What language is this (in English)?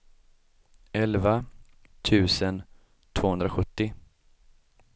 Swedish